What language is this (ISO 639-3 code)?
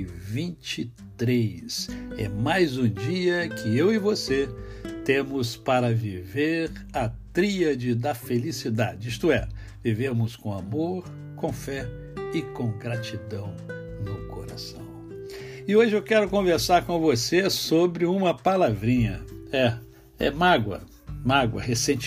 por